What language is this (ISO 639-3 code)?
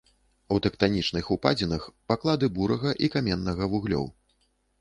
bel